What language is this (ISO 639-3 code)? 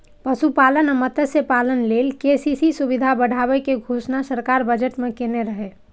mai